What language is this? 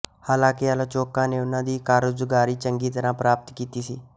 Punjabi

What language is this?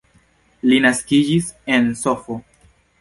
Esperanto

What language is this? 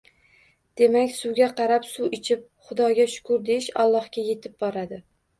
Uzbek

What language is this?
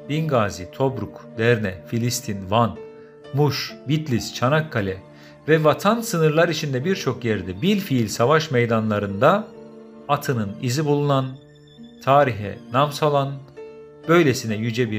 Turkish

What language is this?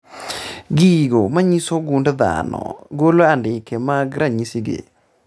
Luo (Kenya and Tanzania)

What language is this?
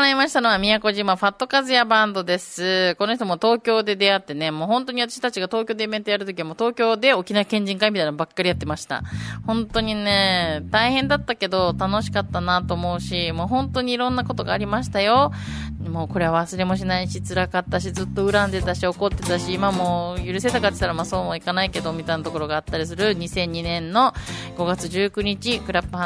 Japanese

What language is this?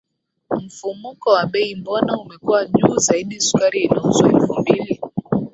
Swahili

